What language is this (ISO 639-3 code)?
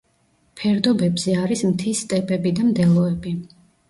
kat